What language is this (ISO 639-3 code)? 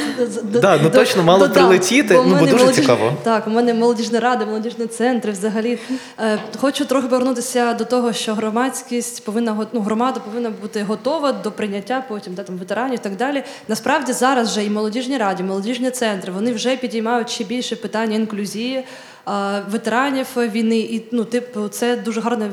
ukr